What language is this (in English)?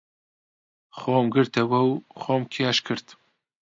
Central Kurdish